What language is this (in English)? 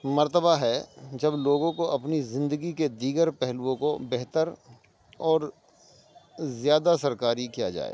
Urdu